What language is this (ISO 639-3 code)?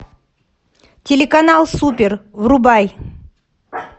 rus